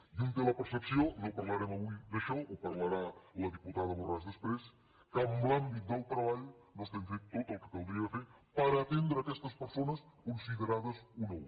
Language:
Catalan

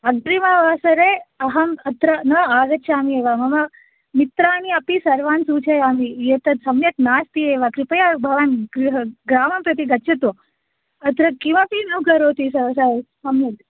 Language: Sanskrit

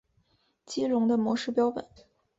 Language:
Chinese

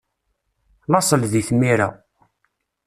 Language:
Kabyle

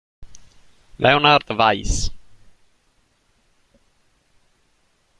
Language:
Italian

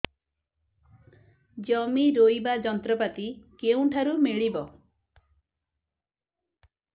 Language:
Odia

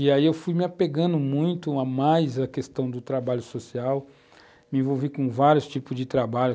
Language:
Portuguese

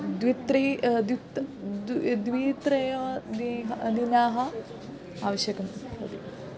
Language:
Sanskrit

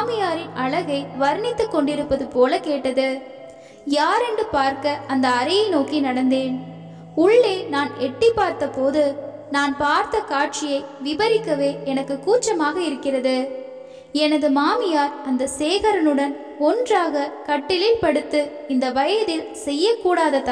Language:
Tamil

